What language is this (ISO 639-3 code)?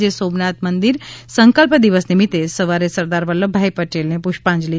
guj